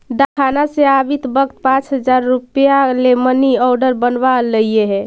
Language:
Magahi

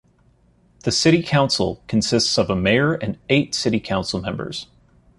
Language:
English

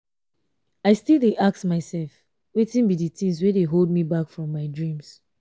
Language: Nigerian Pidgin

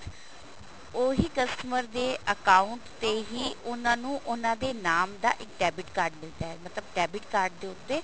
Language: Punjabi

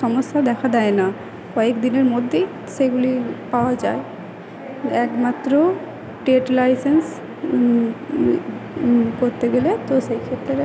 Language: Bangla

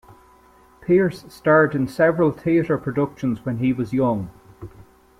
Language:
English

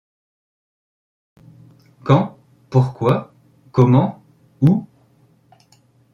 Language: French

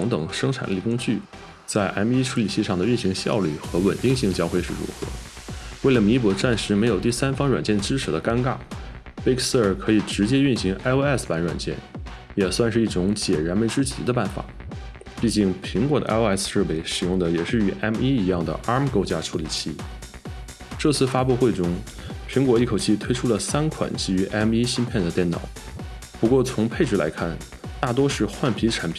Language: Chinese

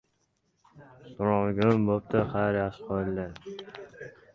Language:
Uzbek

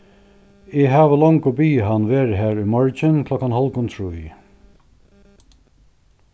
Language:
Faroese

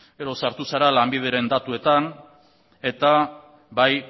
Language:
Basque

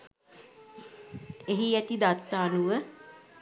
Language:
Sinhala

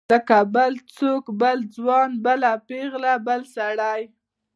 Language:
Pashto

